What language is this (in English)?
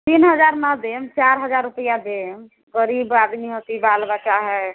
Maithili